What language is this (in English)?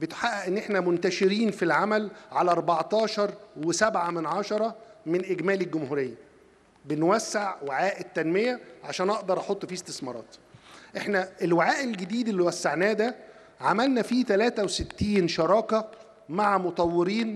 Arabic